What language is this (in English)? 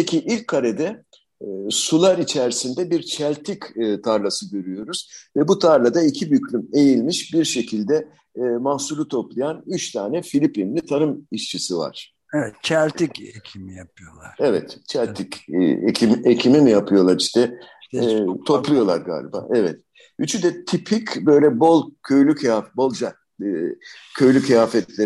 Turkish